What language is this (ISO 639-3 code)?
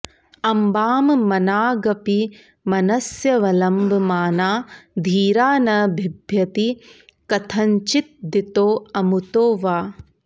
san